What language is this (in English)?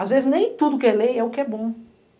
Portuguese